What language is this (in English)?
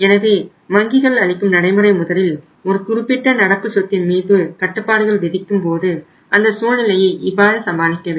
Tamil